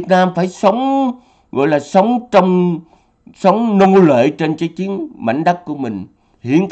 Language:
Vietnamese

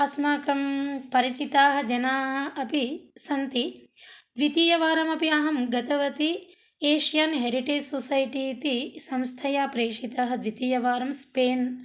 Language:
Sanskrit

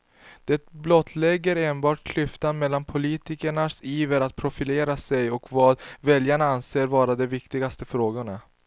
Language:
Swedish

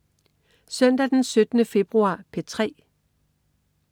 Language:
Danish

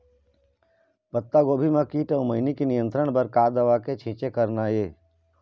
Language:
Chhattisgarhi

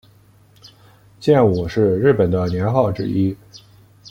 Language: Chinese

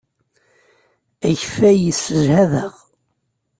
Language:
Kabyle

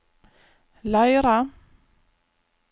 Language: Norwegian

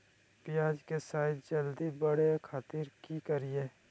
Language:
Magahi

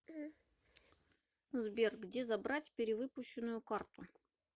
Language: Russian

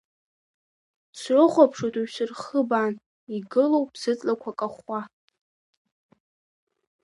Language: Abkhazian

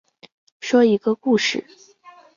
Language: Chinese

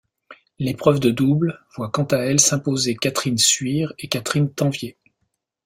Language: French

